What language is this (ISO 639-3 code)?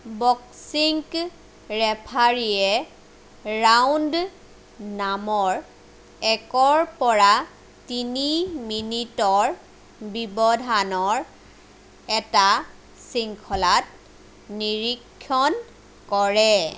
asm